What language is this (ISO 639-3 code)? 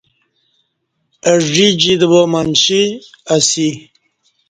bsh